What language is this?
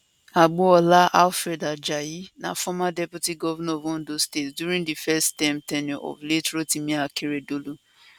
Nigerian Pidgin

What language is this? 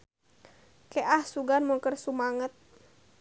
Sundanese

